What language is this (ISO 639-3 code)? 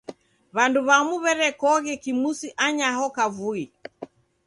dav